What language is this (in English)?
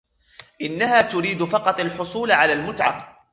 Arabic